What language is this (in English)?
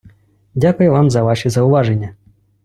Ukrainian